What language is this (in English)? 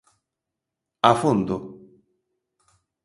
Galician